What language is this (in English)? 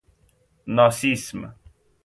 Persian